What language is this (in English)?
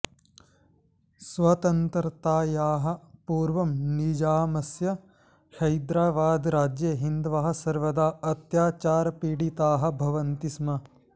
Sanskrit